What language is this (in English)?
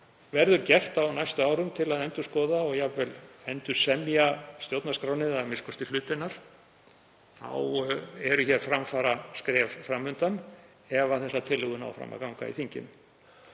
Icelandic